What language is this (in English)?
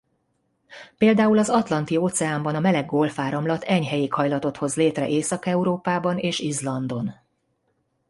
Hungarian